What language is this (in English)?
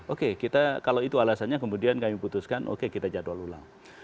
Indonesian